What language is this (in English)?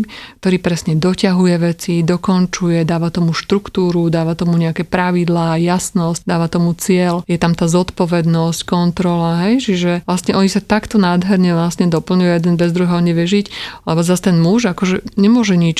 Slovak